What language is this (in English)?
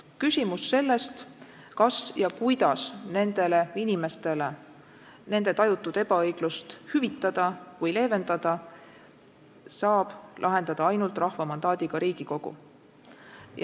Estonian